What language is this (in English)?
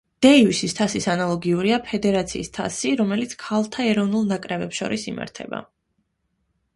Georgian